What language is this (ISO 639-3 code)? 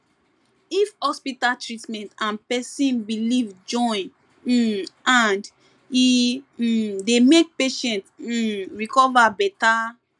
pcm